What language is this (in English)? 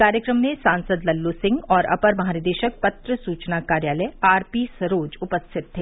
Hindi